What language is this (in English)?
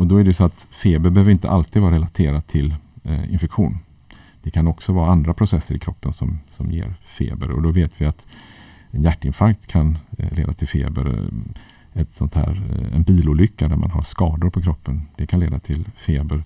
Swedish